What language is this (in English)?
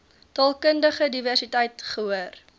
Afrikaans